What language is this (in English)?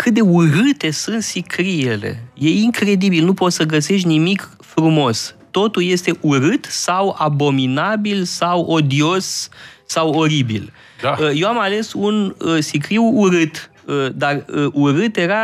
Romanian